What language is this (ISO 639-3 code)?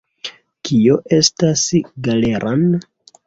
epo